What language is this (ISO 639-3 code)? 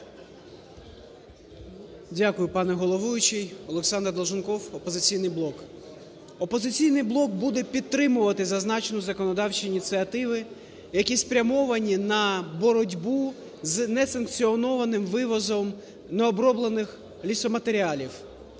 ukr